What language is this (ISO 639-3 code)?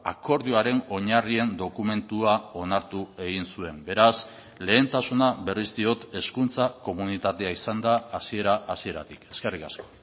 eus